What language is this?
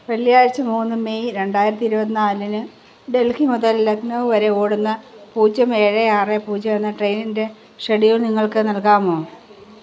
Malayalam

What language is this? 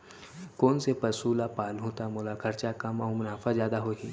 Chhattisgarhi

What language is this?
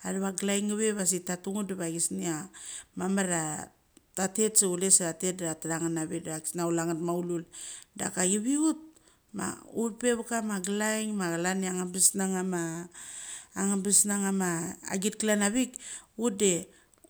Mali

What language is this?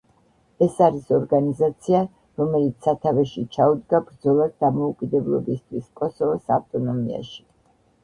Georgian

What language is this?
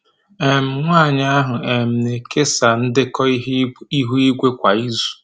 Igbo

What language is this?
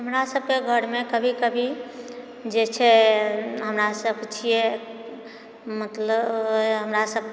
Maithili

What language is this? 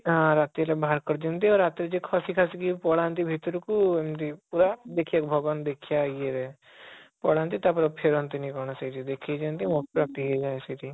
Odia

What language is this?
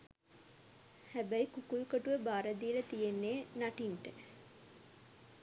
Sinhala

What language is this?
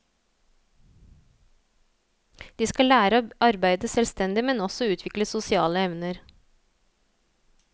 Norwegian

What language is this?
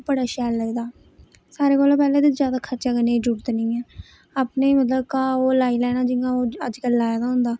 Dogri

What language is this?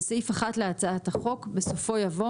Hebrew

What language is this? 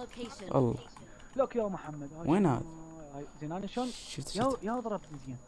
Arabic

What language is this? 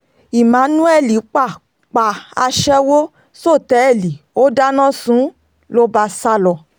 Yoruba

